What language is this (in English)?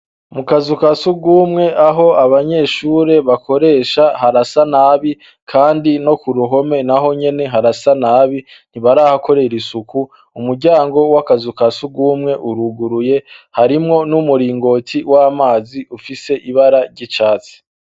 Rundi